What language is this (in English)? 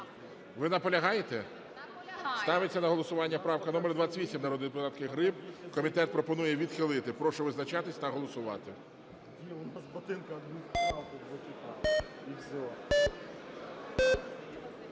Ukrainian